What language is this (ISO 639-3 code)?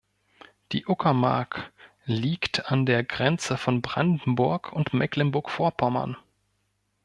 deu